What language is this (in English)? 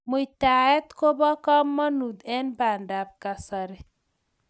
Kalenjin